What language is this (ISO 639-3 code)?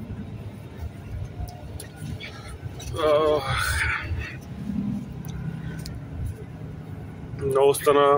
bul